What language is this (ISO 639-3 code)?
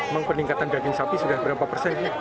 ind